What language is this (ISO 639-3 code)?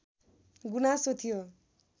nep